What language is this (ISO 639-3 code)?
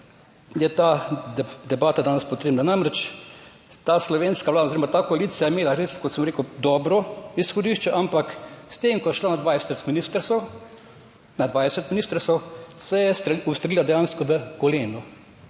slv